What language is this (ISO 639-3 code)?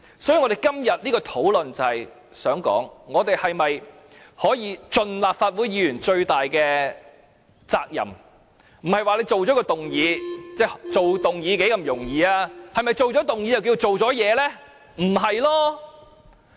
yue